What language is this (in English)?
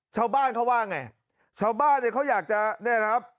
Thai